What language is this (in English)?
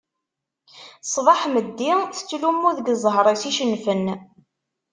Kabyle